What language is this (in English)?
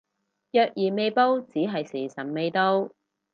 Cantonese